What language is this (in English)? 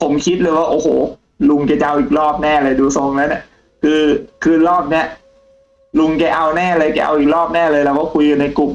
Thai